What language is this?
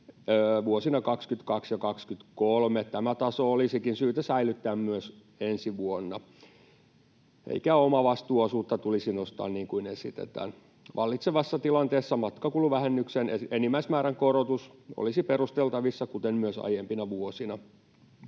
Finnish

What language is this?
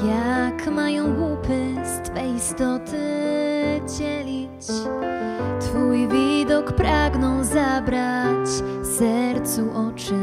Polish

